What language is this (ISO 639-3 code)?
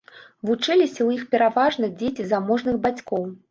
bel